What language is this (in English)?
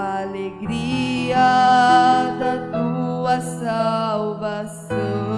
Portuguese